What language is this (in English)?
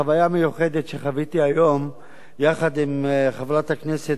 Hebrew